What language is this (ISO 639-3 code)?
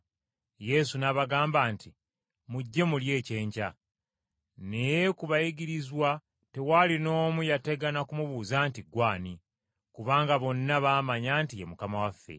lug